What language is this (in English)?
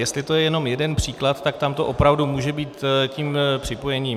Czech